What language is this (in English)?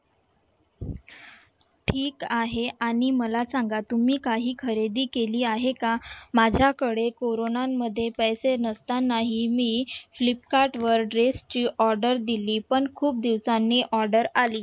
Marathi